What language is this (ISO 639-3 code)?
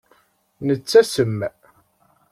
kab